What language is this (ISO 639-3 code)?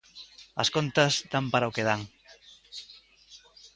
glg